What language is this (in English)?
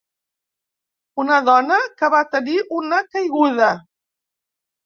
Catalan